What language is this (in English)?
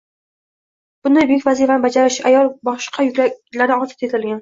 Uzbek